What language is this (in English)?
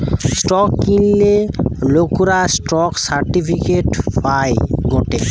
Bangla